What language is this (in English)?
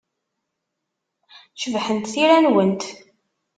Kabyle